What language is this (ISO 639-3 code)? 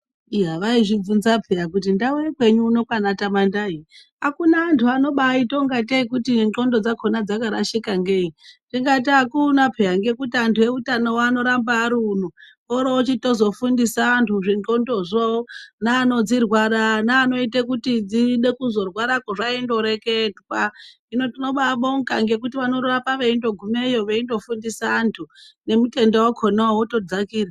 ndc